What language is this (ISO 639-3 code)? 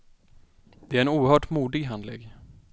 swe